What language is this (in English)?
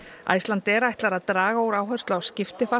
Icelandic